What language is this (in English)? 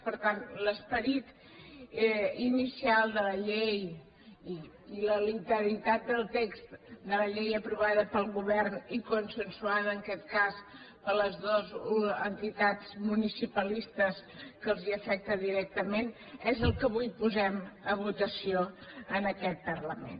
Catalan